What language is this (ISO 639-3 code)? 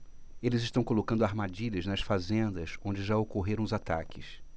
por